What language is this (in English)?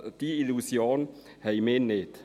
Swiss German